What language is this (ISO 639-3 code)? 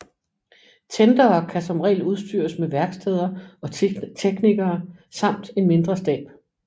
dan